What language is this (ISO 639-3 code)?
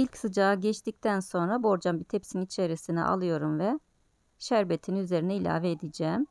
tur